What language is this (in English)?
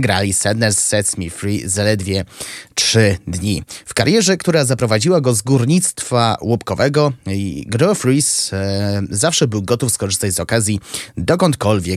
Polish